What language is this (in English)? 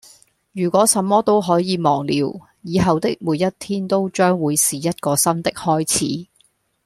Cantonese